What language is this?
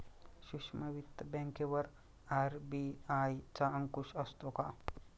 Marathi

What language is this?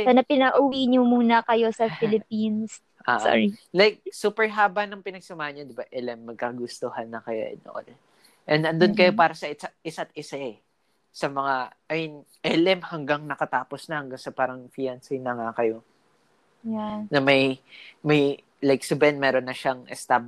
Filipino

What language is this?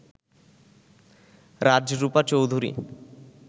Bangla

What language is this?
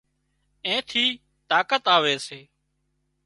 Wadiyara Koli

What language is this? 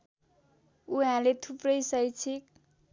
Nepali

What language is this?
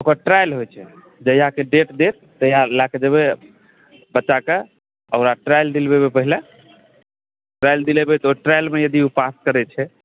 Maithili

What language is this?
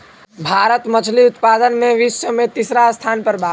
Bhojpuri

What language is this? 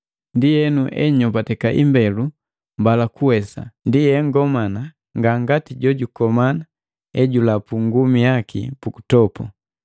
Matengo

